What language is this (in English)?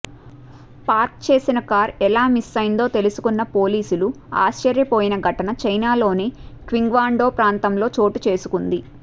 Telugu